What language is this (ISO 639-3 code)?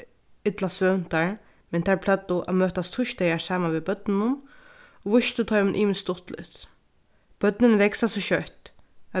fao